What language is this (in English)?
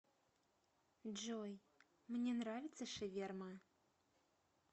Russian